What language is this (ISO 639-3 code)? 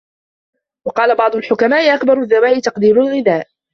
ara